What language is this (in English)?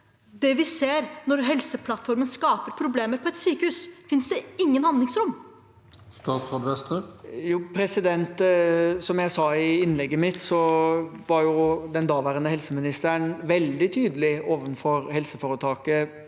Norwegian